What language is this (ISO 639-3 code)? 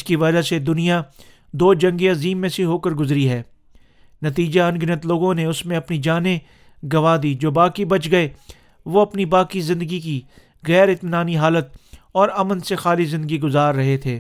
urd